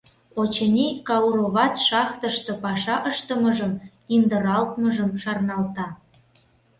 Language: Mari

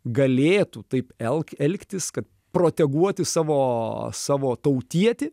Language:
Lithuanian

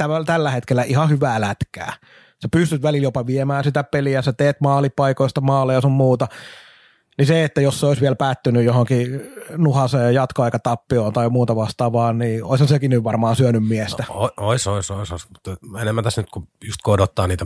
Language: Finnish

